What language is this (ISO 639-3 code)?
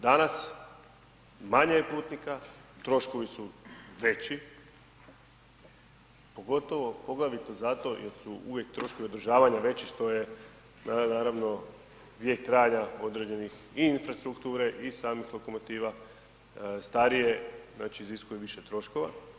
hrv